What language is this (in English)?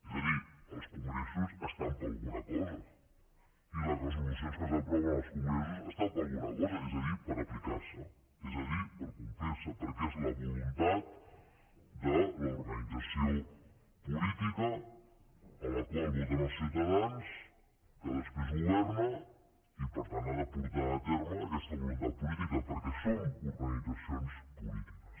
Catalan